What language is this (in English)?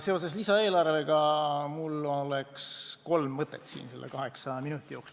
Estonian